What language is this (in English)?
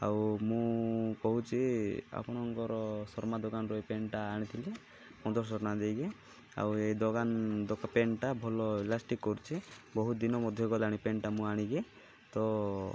Odia